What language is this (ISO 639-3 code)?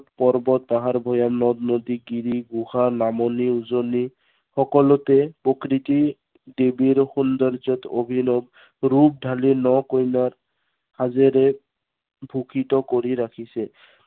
asm